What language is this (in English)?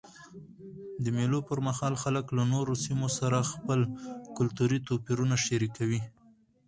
Pashto